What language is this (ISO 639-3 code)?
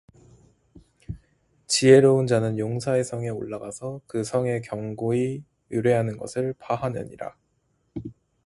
kor